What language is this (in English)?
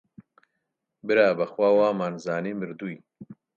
Central Kurdish